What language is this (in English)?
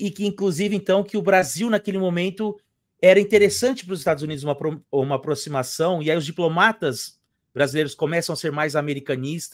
Portuguese